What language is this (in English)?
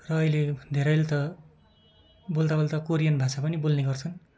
Nepali